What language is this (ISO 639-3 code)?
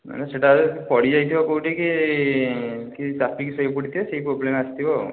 ori